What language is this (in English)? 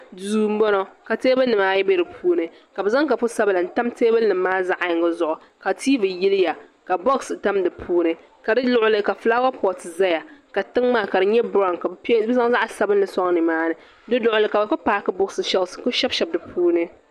Dagbani